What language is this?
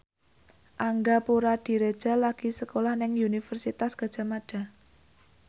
Javanese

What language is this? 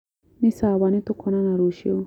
Kikuyu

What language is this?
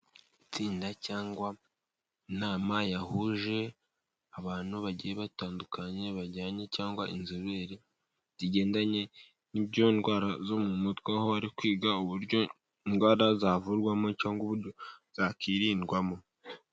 Kinyarwanda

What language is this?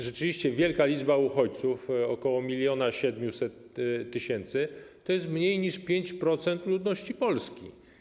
Polish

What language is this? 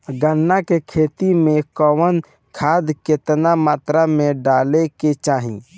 Bhojpuri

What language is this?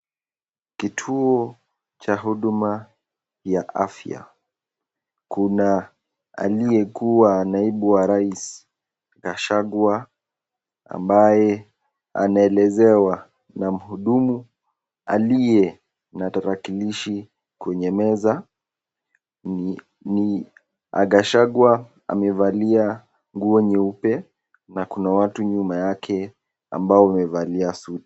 Swahili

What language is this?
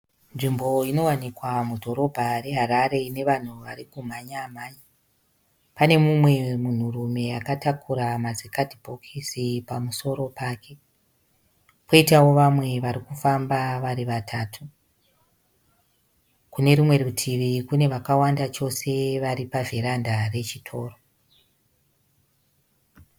Shona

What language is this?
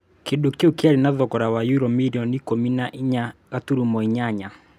Kikuyu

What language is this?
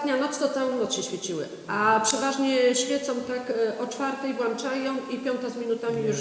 Polish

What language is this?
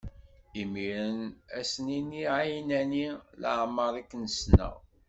Kabyle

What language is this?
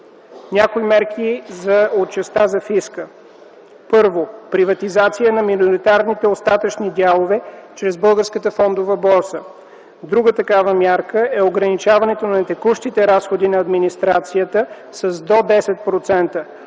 Bulgarian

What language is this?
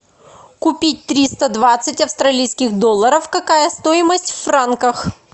Russian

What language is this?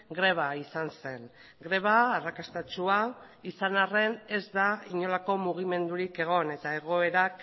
Basque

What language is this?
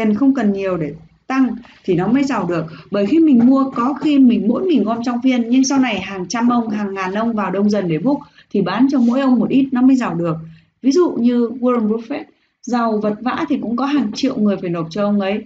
Vietnamese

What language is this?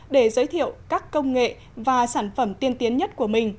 Vietnamese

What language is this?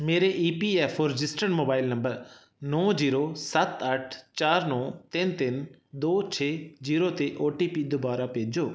Punjabi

